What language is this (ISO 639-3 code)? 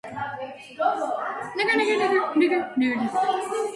kat